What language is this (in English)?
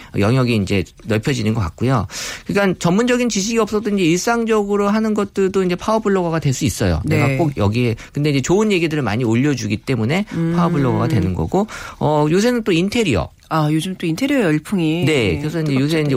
Korean